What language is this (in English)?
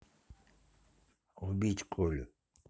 Russian